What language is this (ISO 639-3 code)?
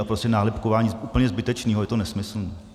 ces